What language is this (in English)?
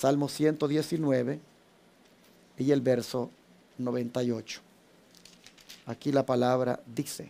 Spanish